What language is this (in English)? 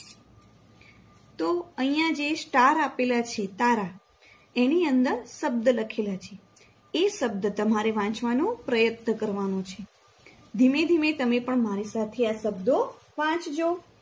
Gujarati